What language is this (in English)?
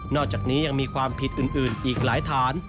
Thai